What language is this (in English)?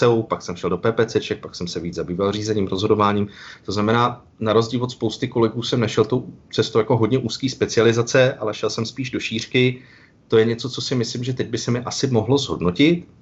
Czech